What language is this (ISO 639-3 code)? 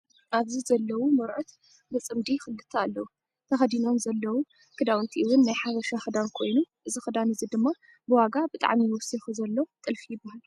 tir